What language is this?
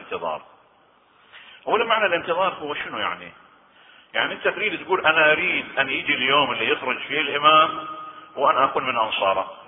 Arabic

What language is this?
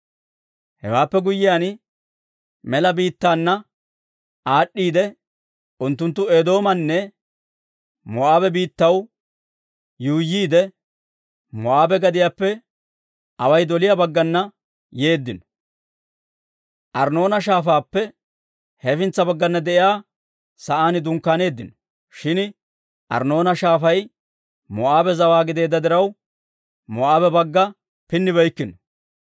Dawro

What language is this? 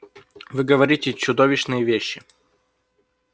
Russian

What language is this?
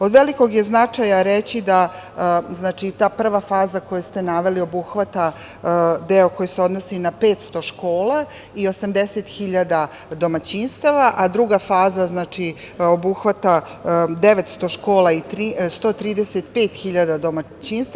Serbian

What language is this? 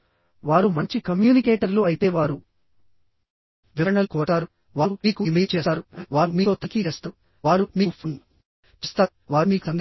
Telugu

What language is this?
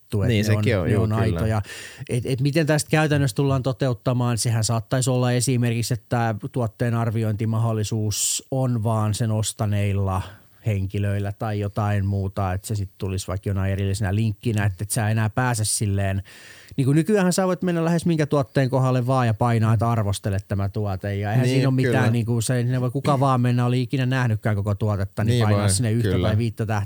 Finnish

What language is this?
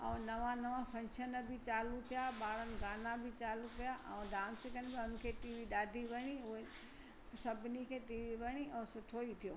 Sindhi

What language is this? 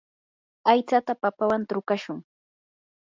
Yanahuanca Pasco Quechua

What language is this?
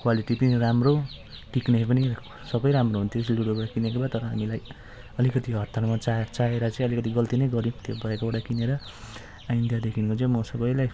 Nepali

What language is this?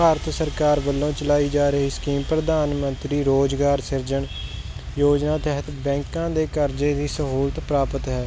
Punjabi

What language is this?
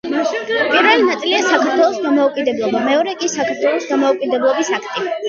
Georgian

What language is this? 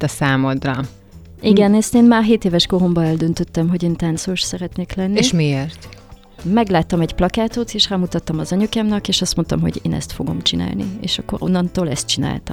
Hungarian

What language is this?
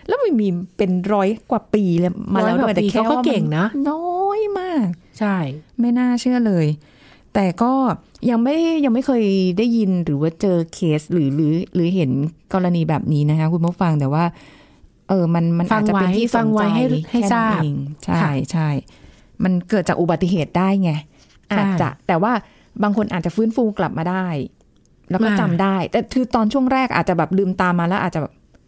Thai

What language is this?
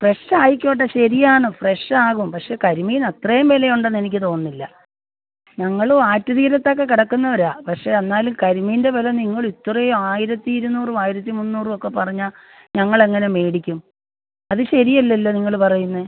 Malayalam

